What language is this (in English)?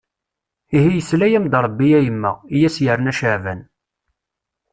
Kabyle